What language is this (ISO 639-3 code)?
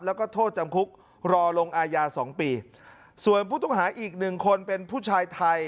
tha